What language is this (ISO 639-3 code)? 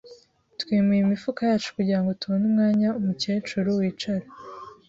kin